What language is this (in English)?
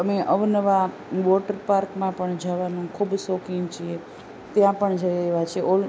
Gujarati